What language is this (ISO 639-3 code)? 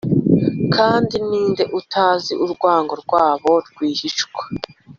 kin